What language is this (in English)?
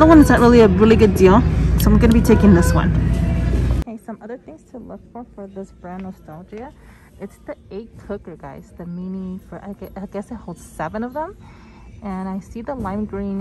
English